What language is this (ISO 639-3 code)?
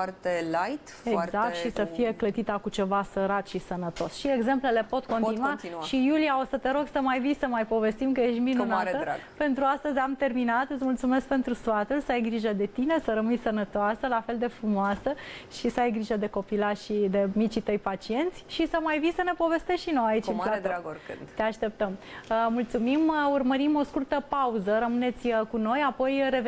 ron